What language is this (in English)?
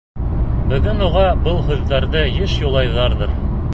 Bashkir